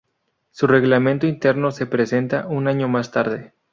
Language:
Spanish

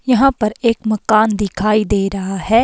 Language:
Hindi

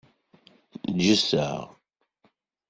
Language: Kabyle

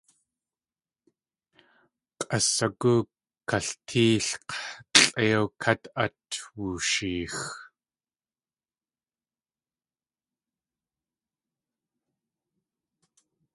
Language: Tlingit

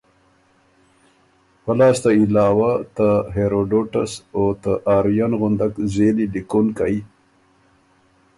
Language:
Ormuri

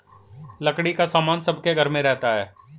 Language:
Hindi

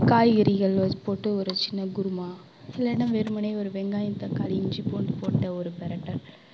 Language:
Tamil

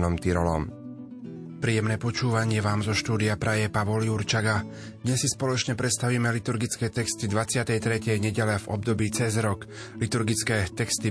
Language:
Slovak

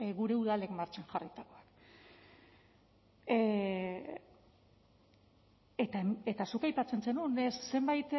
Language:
Basque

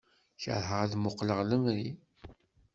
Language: Kabyle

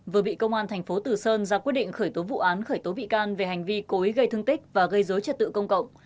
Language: Vietnamese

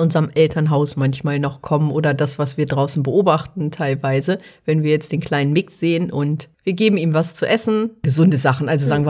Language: German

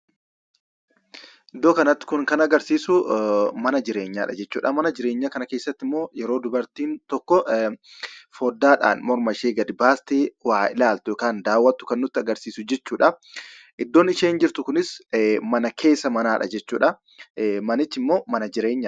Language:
Oromo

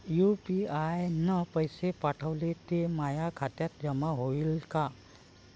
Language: Marathi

